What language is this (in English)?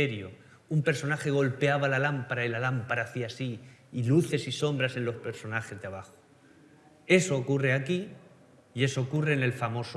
Spanish